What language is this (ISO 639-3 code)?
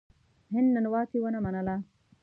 pus